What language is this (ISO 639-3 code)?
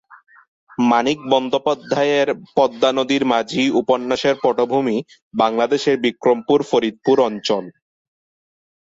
ben